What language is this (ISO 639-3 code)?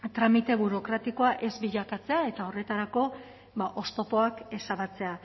eus